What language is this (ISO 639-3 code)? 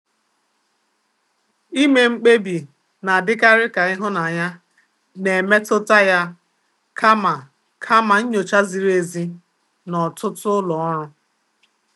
ibo